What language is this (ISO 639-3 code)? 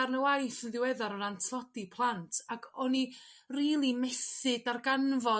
cym